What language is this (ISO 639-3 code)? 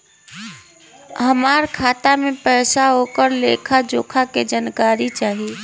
bho